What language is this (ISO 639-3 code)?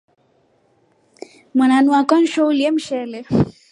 rof